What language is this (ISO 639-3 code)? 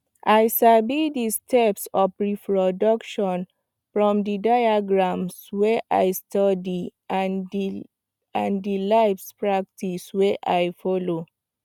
pcm